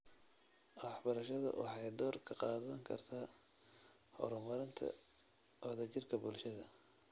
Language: Somali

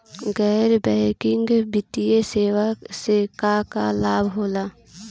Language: Bhojpuri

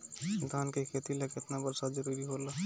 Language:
Bhojpuri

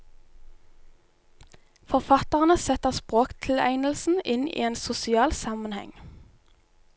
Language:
Norwegian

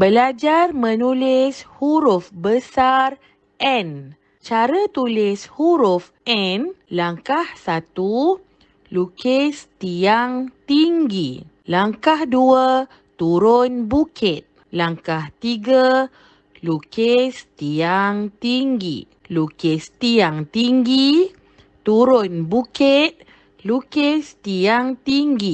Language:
Malay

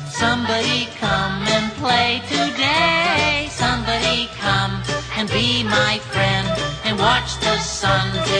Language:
English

